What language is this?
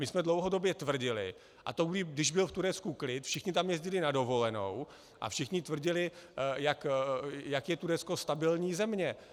Czech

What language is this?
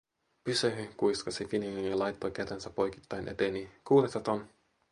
Finnish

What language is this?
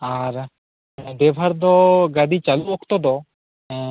Santali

